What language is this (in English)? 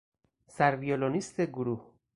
Persian